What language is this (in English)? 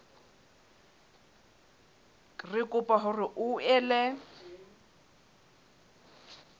Southern Sotho